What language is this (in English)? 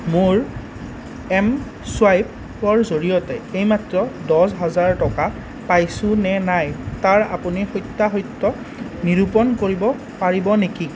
Assamese